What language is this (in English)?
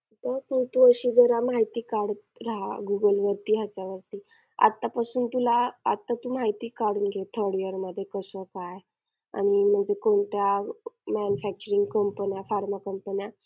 Marathi